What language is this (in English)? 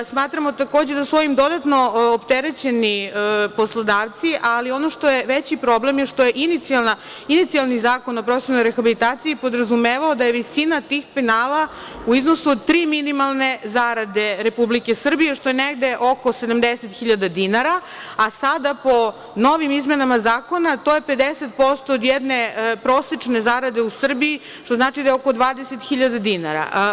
Serbian